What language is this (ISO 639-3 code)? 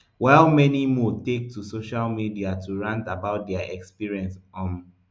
pcm